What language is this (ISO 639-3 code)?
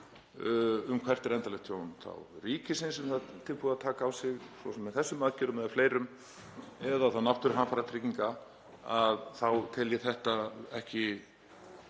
isl